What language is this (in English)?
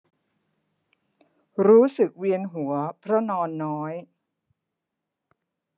Thai